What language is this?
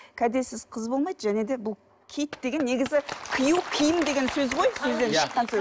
Kazakh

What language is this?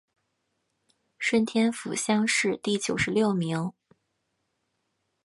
Chinese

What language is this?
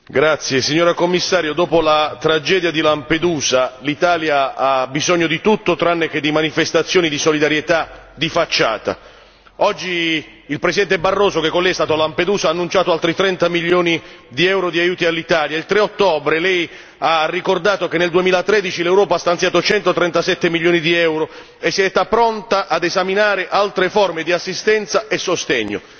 Italian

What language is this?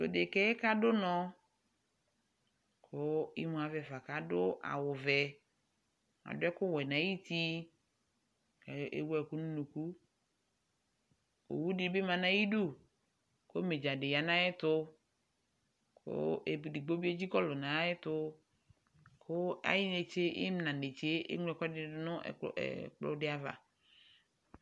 Ikposo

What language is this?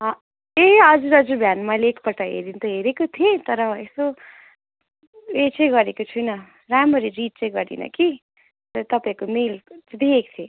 Nepali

